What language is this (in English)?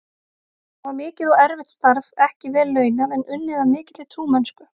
Icelandic